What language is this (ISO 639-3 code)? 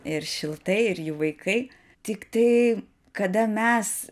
lit